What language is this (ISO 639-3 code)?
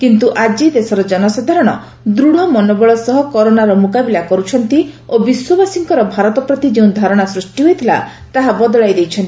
ori